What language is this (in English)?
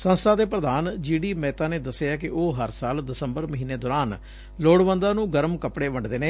Punjabi